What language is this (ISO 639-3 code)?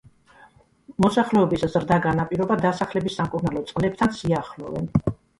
kat